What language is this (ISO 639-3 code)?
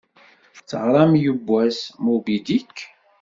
kab